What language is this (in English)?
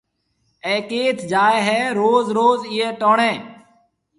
Marwari (Pakistan)